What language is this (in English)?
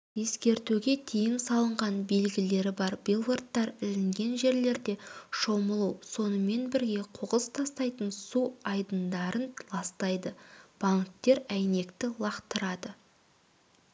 Kazakh